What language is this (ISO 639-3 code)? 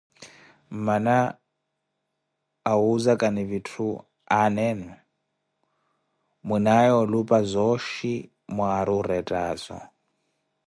eko